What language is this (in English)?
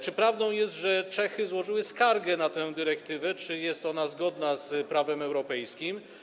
Polish